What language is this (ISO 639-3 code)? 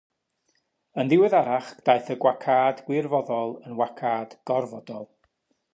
cym